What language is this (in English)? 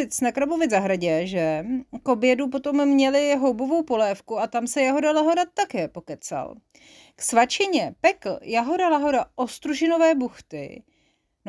Czech